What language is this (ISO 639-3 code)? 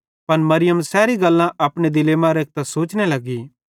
bhd